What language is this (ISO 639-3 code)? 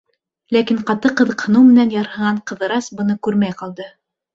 bak